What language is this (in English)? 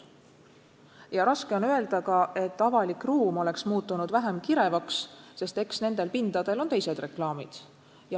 Estonian